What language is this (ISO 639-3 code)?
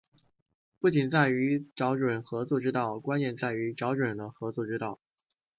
zho